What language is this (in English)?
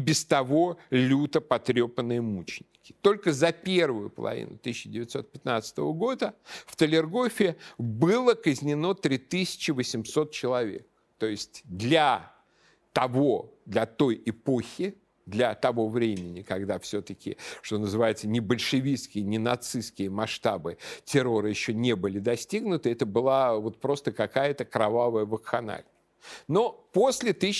Russian